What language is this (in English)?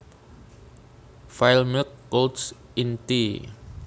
Javanese